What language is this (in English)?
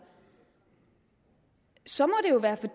Danish